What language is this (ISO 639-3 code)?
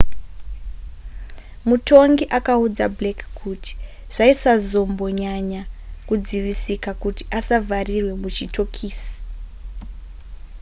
sna